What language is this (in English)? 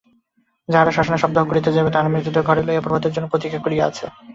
Bangla